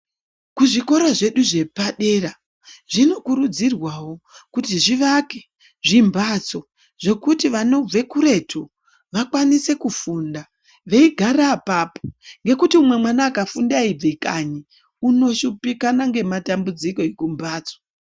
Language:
Ndau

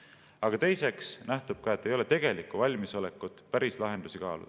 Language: Estonian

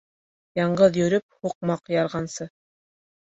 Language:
Bashkir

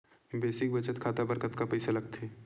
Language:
Chhattisgarhi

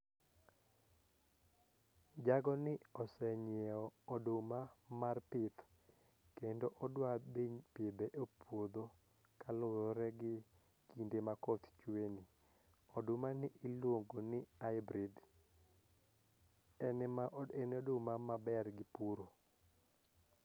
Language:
Luo (Kenya and Tanzania)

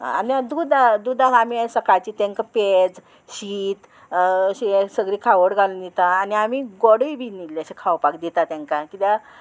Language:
Konkani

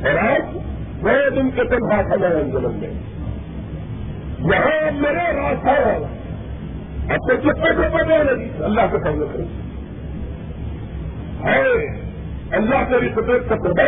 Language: Urdu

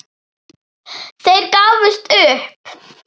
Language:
Icelandic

